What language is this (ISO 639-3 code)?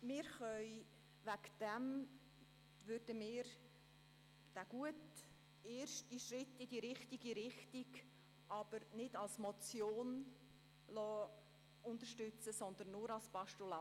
gsw